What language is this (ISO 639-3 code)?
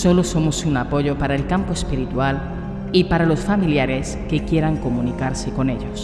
spa